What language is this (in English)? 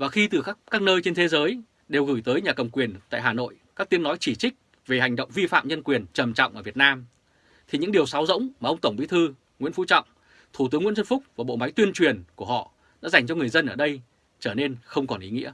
Vietnamese